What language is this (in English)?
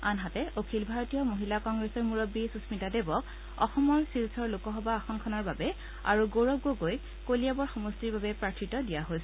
Assamese